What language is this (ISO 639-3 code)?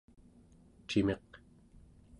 esu